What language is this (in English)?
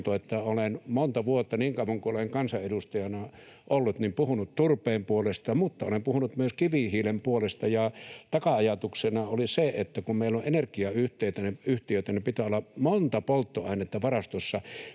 Finnish